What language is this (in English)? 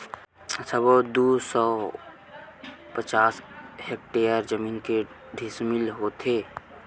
Chhattisgarhi